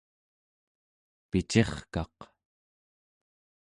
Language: Central Yupik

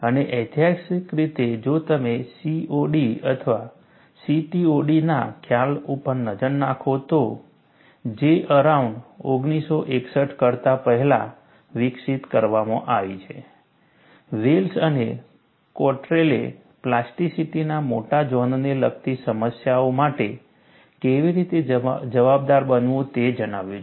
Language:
Gujarati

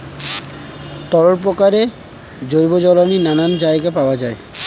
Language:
Bangla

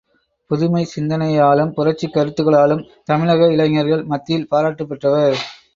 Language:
Tamil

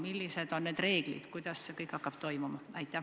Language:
Estonian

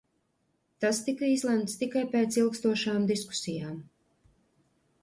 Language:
Latvian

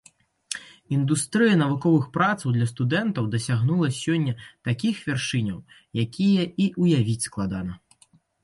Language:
Belarusian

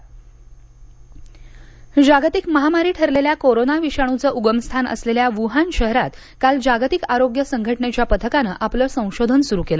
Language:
Marathi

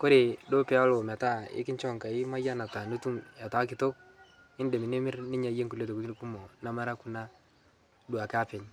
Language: Masai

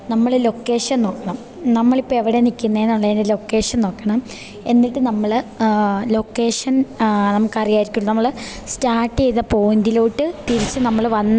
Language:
Malayalam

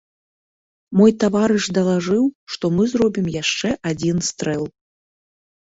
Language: Belarusian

